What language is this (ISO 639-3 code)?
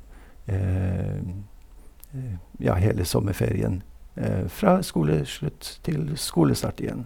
nor